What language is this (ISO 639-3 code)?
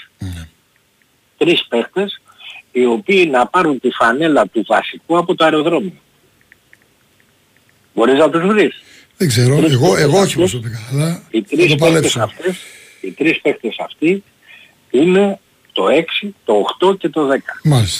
ell